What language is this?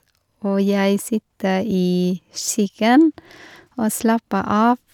Norwegian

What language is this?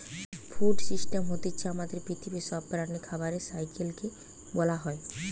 Bangla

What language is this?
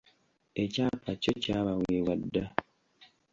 Ganda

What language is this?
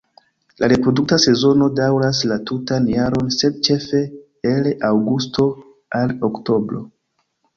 Esperanto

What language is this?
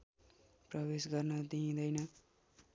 Nepali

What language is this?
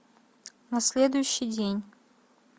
Russian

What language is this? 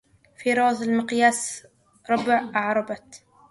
Arabic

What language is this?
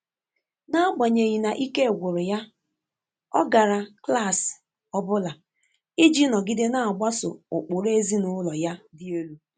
Igbo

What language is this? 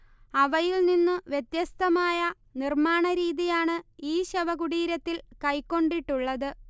Malayalam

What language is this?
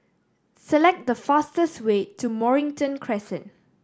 English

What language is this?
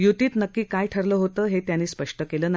Marathi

